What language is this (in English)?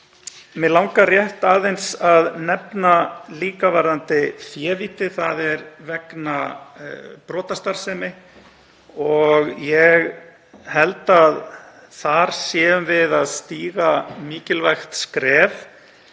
Icelandic